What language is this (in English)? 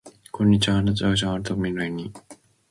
Japanese